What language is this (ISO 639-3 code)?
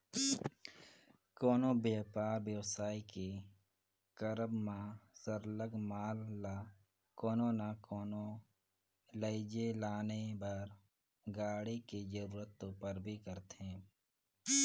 hne